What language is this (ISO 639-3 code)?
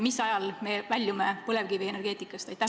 est